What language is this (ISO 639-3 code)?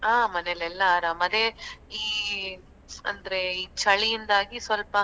kan